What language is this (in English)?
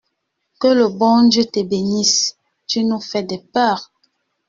French